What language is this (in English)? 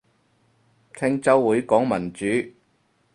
Cantonese